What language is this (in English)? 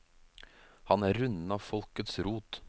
Norwegian